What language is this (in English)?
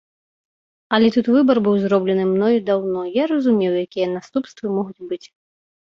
Belarusian